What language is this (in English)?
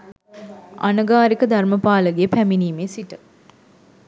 Sinhala